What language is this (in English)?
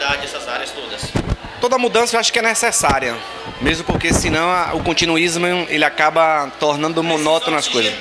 Portuguese